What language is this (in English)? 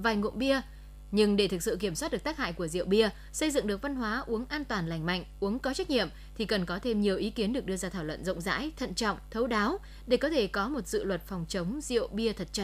Vietnamese